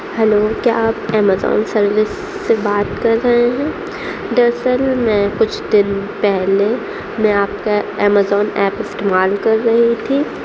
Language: Urdu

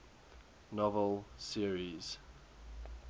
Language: English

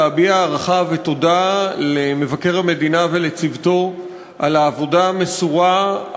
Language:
Hebrew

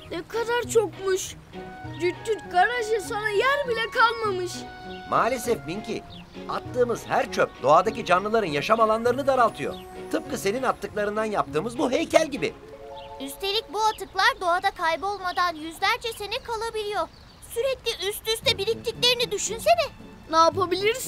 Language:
Turkish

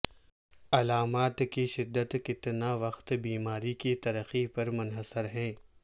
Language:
Urdu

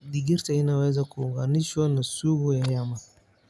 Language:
Somali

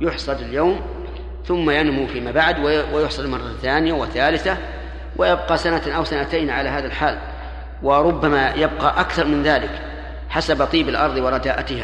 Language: Arabic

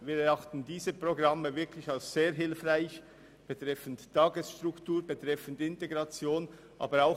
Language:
Swiss German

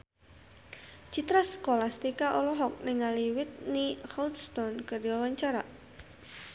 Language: Sundanese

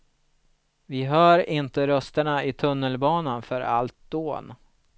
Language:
Swedish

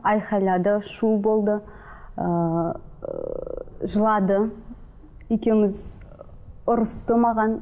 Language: Kazakh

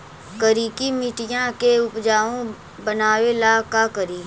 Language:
Magahi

